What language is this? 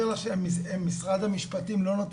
Hebrew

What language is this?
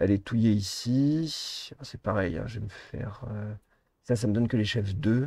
French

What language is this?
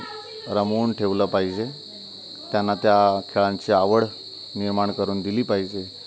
Marathi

